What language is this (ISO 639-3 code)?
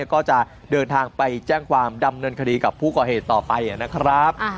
tha